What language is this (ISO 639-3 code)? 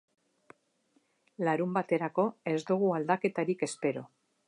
eus